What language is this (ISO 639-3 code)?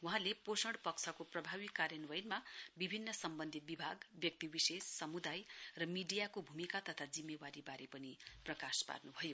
nep